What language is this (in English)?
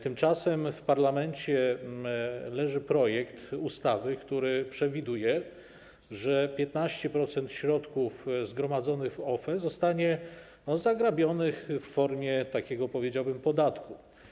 Polish